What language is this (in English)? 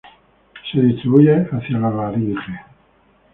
Spanish